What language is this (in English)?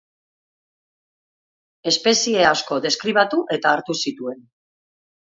Basque